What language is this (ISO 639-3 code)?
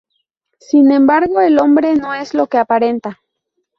spa